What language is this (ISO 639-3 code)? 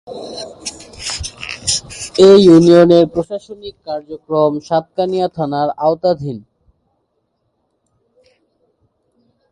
ben